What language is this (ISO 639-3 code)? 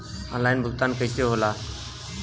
bho